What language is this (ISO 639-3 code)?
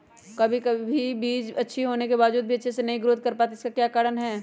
mag